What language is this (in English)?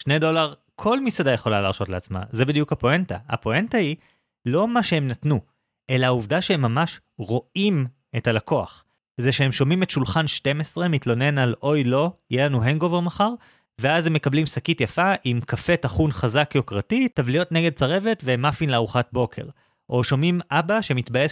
Hebrew